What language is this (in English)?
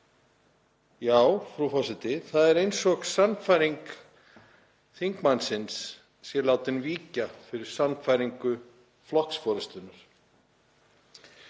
Icelandic